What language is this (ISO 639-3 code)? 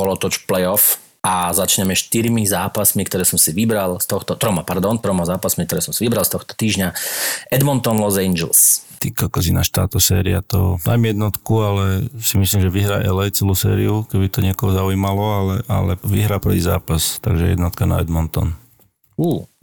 slk